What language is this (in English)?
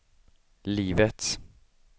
Swedish